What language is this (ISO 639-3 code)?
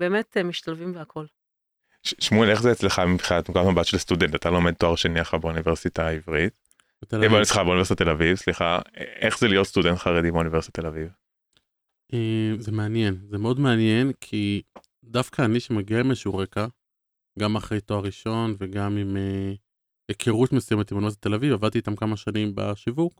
heb